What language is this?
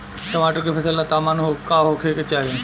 Bhojpuri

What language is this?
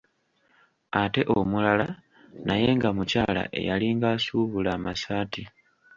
Ganda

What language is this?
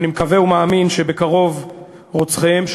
Hebrew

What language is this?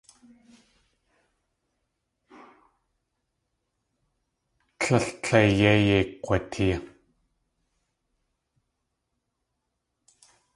Tlingit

